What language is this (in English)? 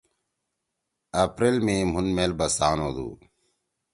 Torwali